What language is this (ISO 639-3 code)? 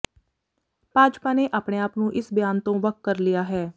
pan